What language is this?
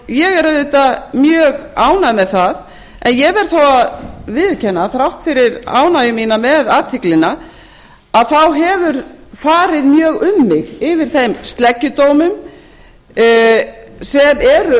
Icelandic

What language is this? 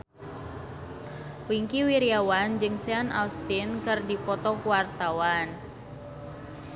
Sundanese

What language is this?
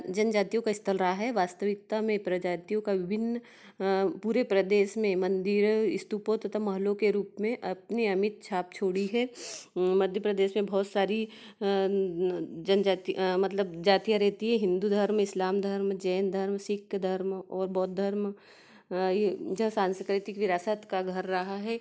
Hindi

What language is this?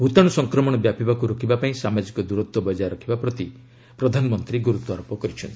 Odia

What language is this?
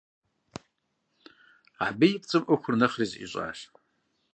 Kabardian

